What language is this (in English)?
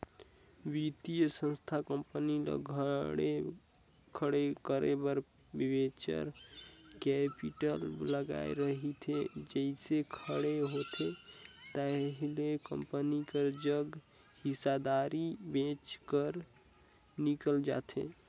Chhattisgarhi